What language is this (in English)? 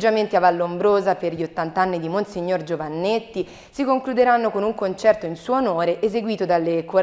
Italian